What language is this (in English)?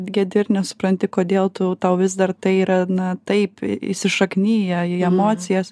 Lithuanian